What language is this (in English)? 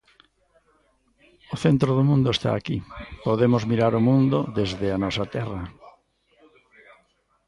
Galician